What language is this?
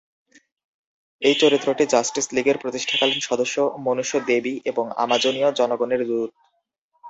Bangla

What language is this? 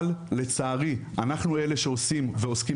Hebrew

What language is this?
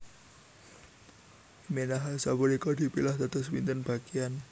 Javanese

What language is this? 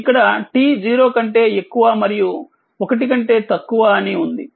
Telugu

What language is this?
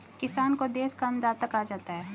Hindi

